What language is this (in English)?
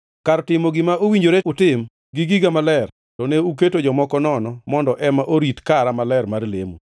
Luo (Kenya and Tanzania)